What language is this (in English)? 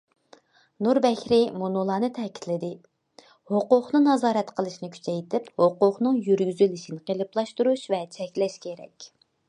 Uyghur